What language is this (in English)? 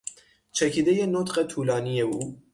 Persian